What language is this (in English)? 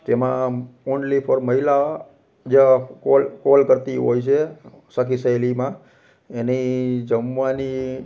Gujarati